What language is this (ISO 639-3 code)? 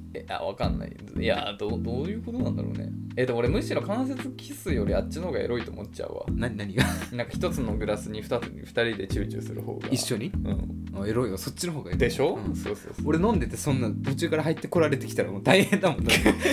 jpn